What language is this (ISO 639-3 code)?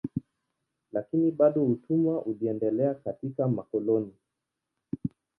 swa